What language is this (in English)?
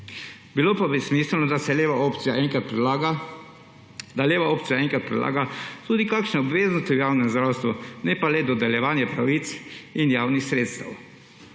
Slovenian